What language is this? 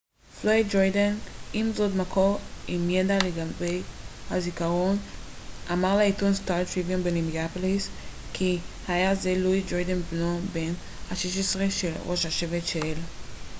Hebrew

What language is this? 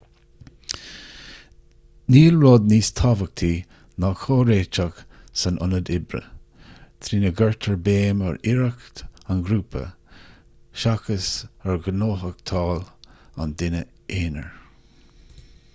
Irish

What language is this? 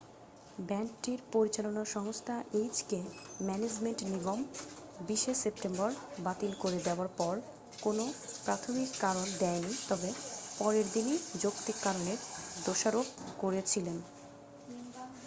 Bangla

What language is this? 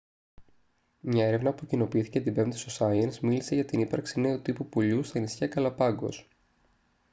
Greek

